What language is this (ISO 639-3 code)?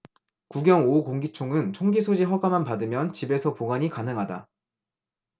kor